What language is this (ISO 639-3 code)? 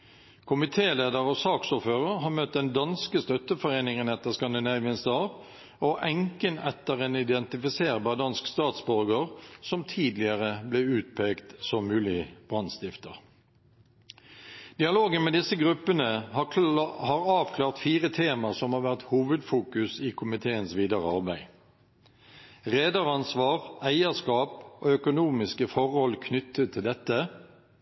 nob